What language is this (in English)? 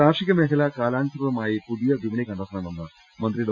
Malayalam